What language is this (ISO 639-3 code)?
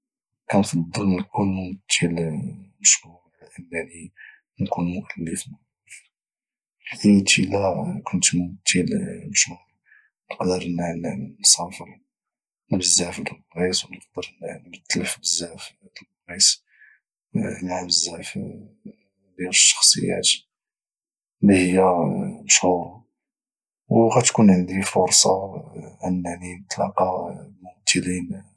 ary